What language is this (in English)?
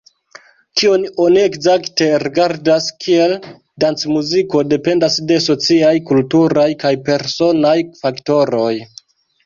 Esperanto